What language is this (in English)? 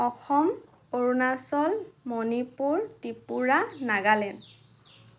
Assamese